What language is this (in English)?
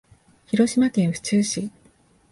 Japanese